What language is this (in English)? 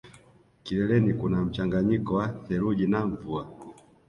Swahili